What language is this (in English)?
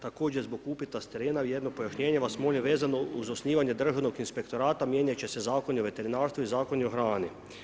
Croatian